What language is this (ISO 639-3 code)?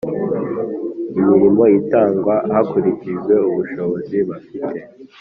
kin